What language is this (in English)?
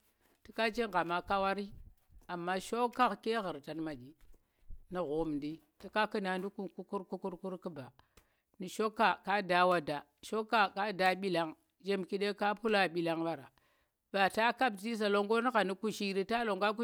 Tera